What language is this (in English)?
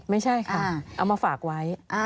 Thai